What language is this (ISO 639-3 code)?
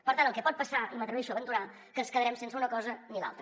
cat